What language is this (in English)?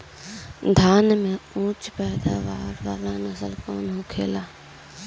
Bhojpuri